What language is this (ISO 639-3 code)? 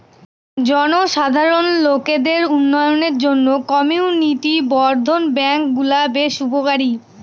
ben